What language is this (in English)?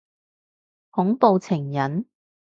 Cantonese